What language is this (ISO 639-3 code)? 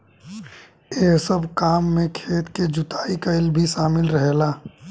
bho